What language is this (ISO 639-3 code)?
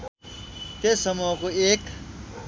nep